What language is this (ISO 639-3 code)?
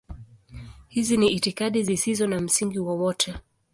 swa